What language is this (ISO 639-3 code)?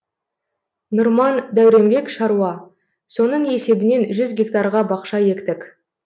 kaz